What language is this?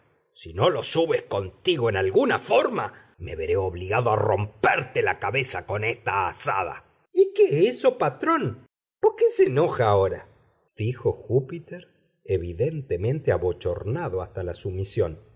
Spanish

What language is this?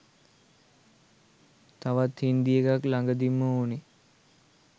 Sinhala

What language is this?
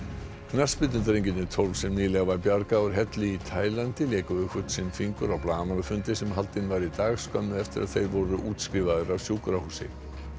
Icelandic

